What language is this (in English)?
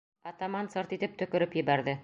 Bashkir